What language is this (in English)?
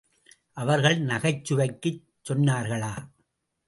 Tamil